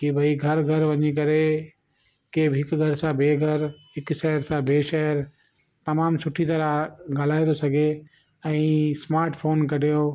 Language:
Sindhi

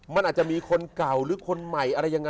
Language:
Thai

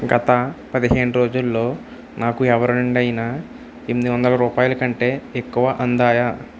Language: Telugu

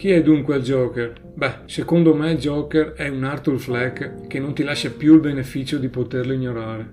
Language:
Italian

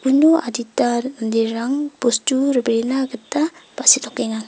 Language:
Garo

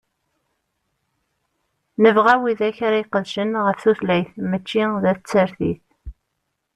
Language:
Kabyle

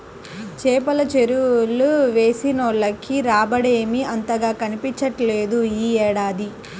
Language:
Telugu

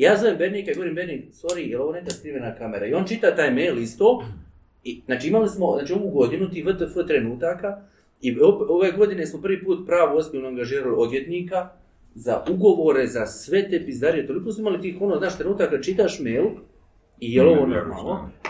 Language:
Croatian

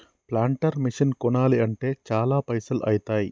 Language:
Telugu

